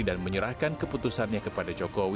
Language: Indonesian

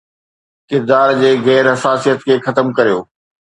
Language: Sindhi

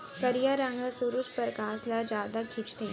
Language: Chhattisgarhi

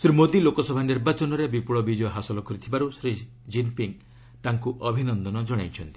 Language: Odia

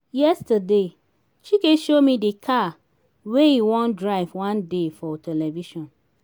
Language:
Nigerian Pidgin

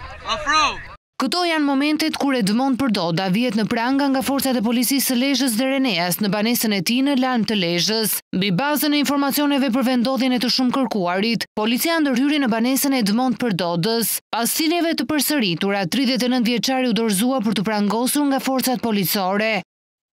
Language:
Romanian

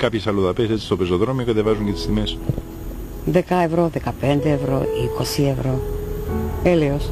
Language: Greek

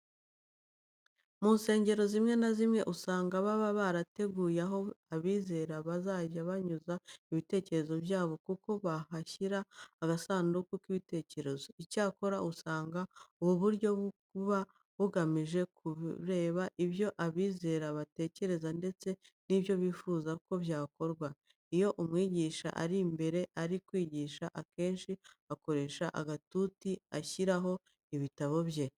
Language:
Kinyarwanda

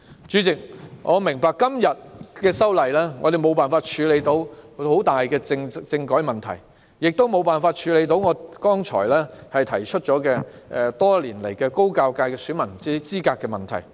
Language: Cantonese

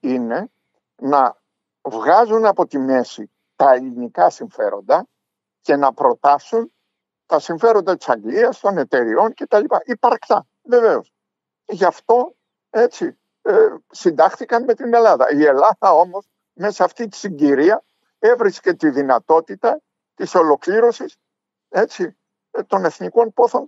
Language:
Greek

